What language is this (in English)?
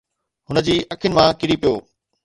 Sindhi